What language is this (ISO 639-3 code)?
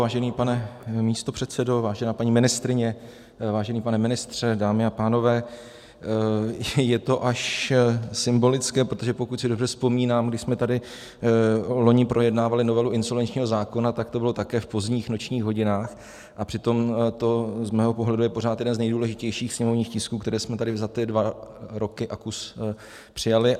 ces